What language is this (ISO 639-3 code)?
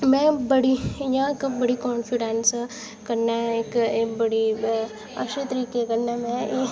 doi